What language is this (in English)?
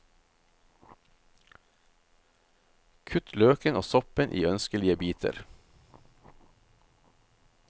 Norwegian